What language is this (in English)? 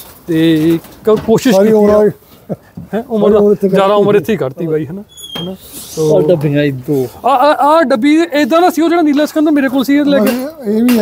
Punjabi